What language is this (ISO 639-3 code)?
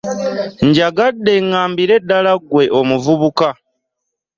lug